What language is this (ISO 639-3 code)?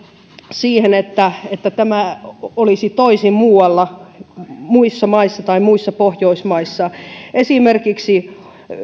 fin